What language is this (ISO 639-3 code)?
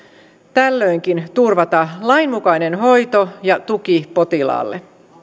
fin